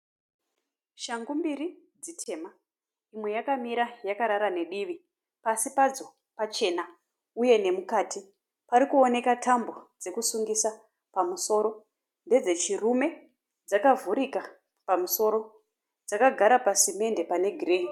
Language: Shona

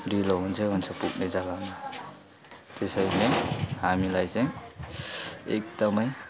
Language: Nepali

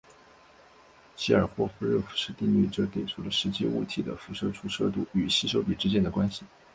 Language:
Chinese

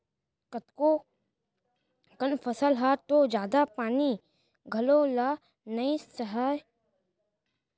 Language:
Chhattisgarhi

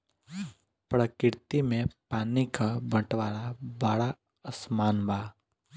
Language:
Bhojpuri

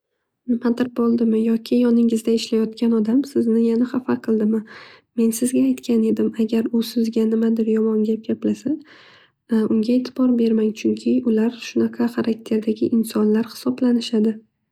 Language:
Uzbek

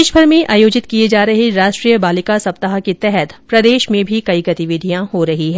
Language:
Hindi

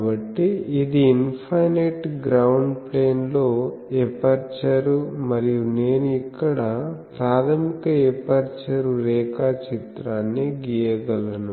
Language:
Telugu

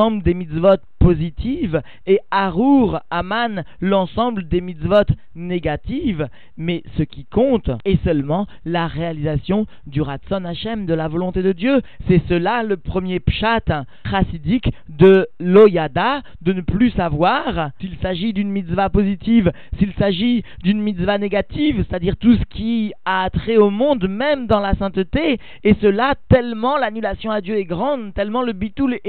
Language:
French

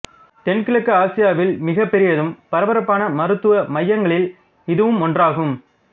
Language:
Tamil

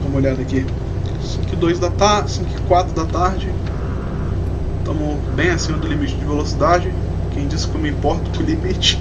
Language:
Portuguese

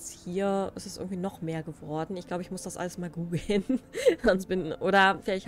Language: German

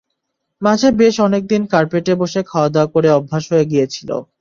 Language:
Bangla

